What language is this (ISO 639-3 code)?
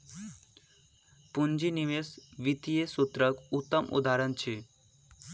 mai